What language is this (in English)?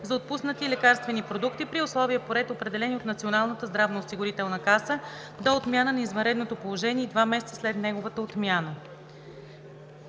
Bulgarian